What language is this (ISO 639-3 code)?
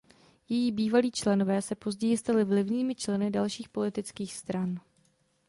ces